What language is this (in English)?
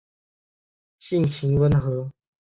Chinese